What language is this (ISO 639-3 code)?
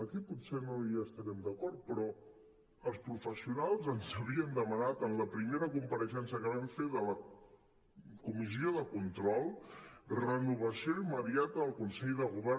cat